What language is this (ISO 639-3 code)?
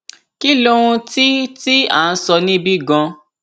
yor